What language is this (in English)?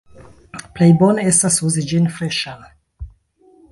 Esperanto